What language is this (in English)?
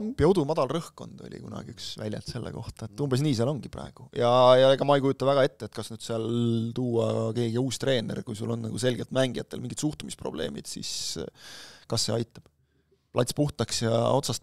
Finnish